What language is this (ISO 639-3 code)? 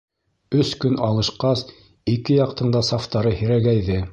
bak